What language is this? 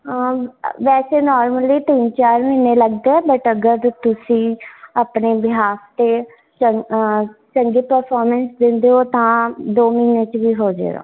Punjabi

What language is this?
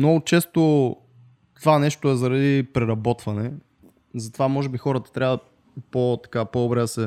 Bulgarian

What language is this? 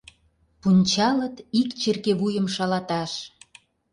Mari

